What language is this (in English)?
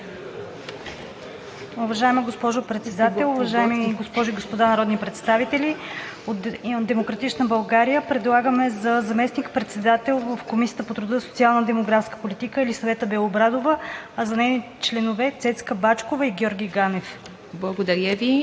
Bulgarian